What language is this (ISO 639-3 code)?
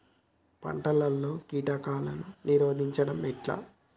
tel